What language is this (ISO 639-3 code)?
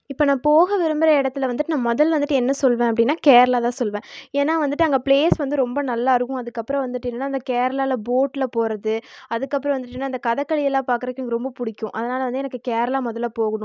tam